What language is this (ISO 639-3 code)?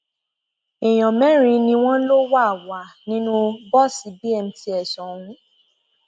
yor